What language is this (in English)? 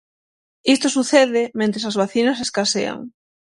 Galician